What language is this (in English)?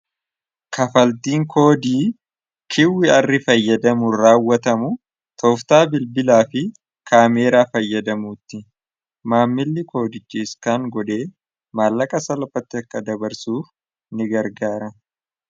Oromo